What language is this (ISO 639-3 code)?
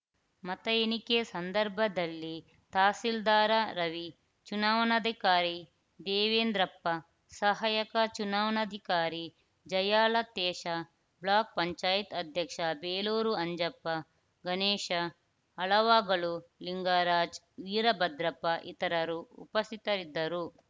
kan